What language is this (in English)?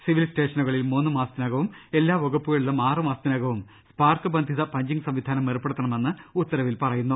Malayalam